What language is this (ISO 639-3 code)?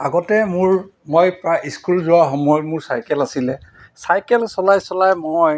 asm